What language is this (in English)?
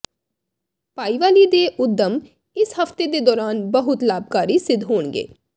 Punjabi